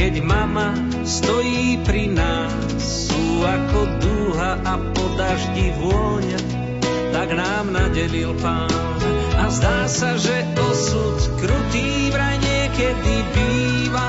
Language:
Slovak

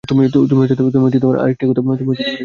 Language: Bangla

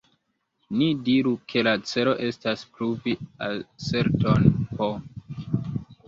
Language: Esperanto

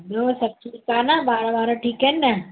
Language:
Sindhi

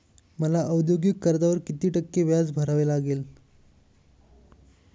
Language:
Marathi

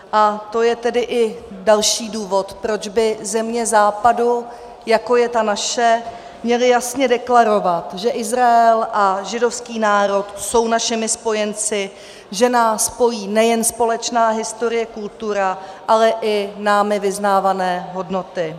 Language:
Czech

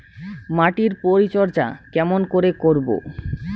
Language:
Bangla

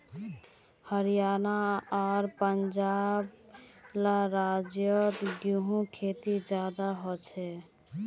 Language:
Magahi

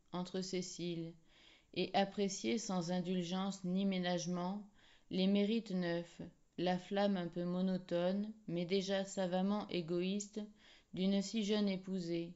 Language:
French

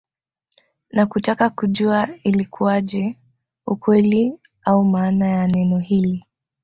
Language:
Swahili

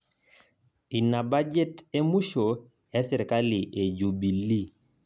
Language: Masai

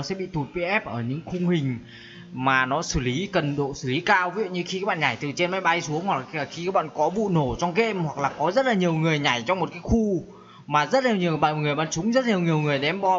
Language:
Vietnamese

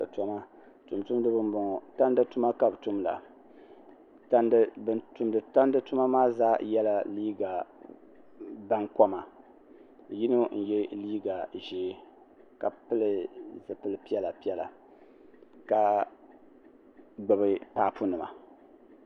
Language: Dagbani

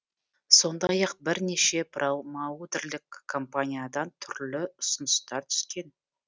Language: Kazakh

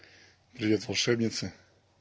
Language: Russian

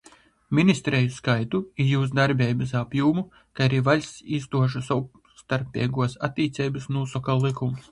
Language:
Latgalian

